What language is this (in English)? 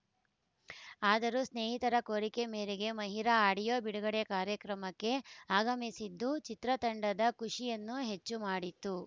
Kannada